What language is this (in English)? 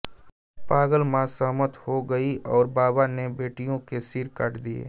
Hindi